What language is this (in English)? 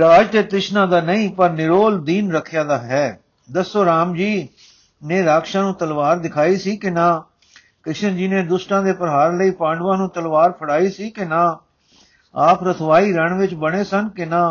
Punjabi